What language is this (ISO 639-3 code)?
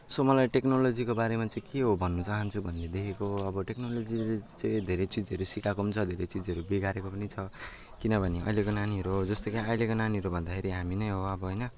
nep